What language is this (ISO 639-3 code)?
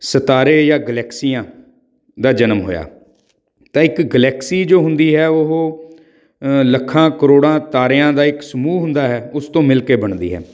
pan